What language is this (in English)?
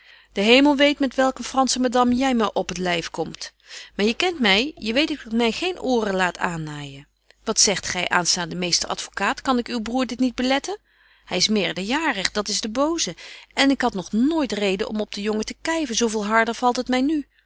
Dutch